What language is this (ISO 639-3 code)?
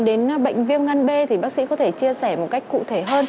vie